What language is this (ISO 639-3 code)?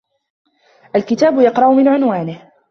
ara